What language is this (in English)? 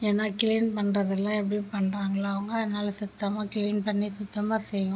Tamil